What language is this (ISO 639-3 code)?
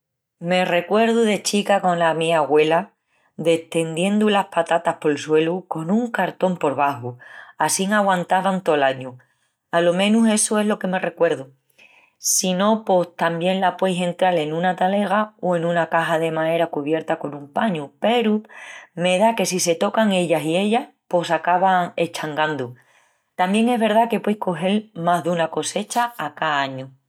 ext